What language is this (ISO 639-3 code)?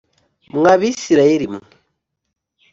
kin